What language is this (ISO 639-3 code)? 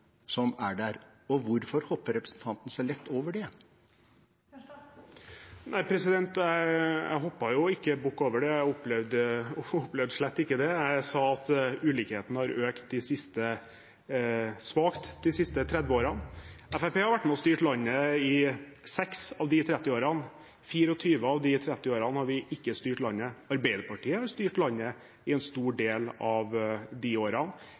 nob